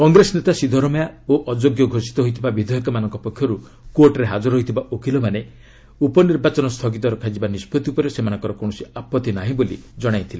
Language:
Odia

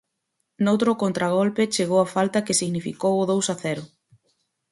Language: Galician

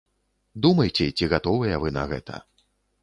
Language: Belarusian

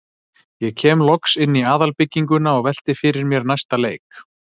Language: Icelandic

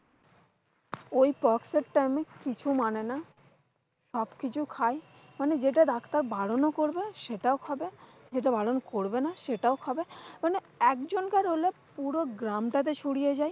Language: Bangla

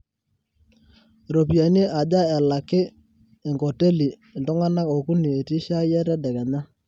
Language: Masai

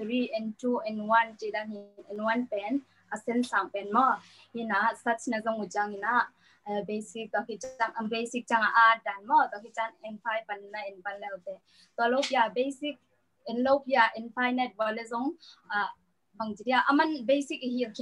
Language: Thai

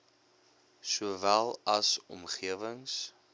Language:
Afrikaans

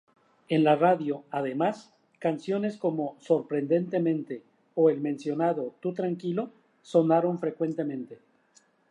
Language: Spanish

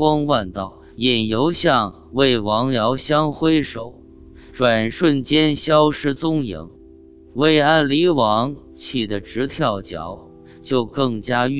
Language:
Chinese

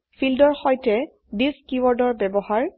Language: Assamese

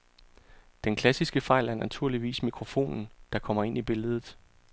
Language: Danish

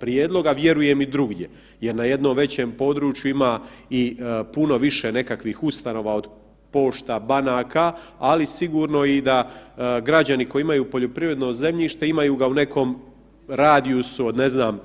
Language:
Croatian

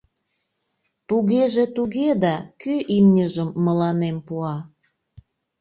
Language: Mari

